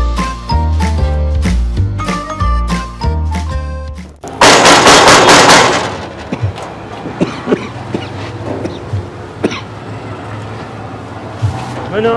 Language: Arabic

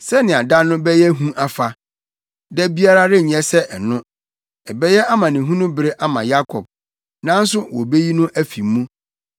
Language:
Akan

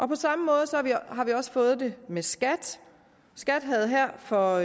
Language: Danish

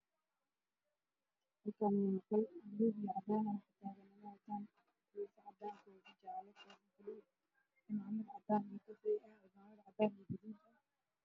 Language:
Somali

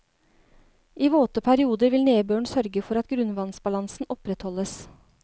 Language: Norwegian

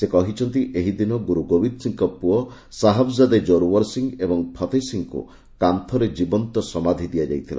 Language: Odia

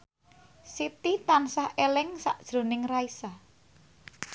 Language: Javanese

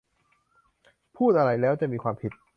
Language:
Thai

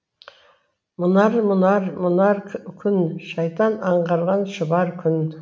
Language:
Kazakh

